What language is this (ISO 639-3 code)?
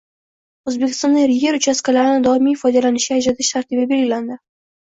uzb